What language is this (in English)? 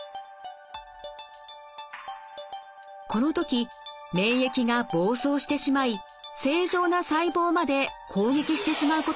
Japanese